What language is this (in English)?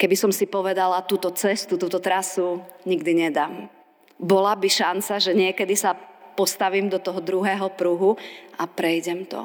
Slovak